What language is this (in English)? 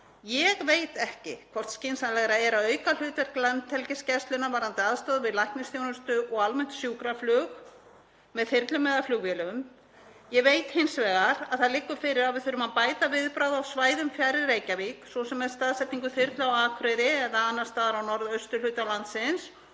Icelandic